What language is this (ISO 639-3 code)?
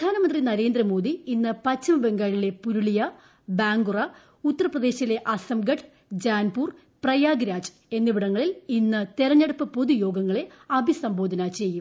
mal